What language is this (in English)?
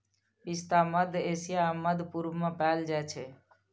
Maithili